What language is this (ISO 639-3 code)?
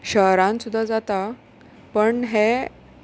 kok